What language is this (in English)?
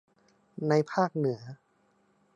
Thai